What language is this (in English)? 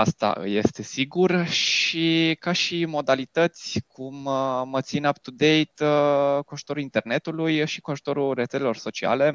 Romanian